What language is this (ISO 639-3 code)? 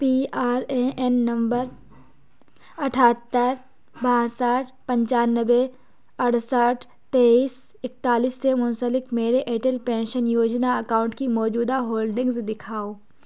urd